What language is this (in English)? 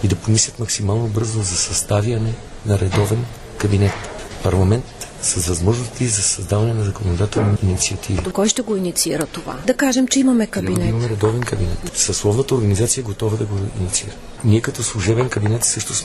Bulgarian